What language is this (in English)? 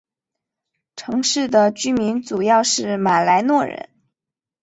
Chinese